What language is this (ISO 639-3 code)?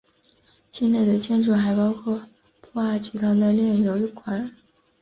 zho